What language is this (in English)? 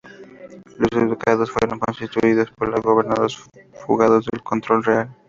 Spanish